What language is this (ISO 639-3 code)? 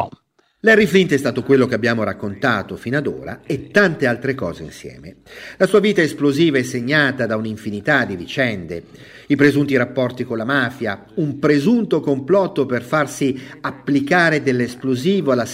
ita